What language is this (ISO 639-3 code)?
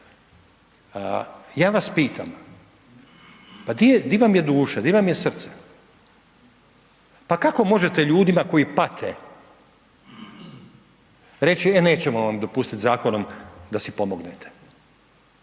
hrv